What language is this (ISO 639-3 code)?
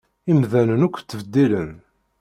kab